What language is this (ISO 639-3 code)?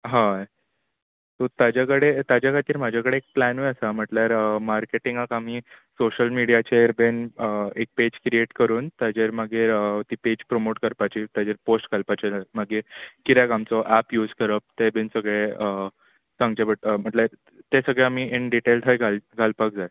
kok